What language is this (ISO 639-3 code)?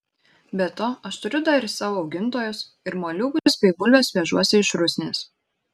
lit